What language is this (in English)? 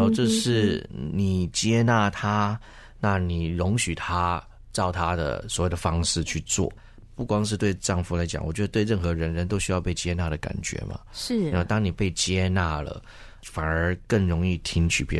Chinese